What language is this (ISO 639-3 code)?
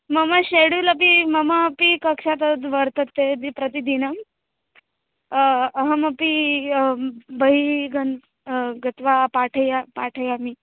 san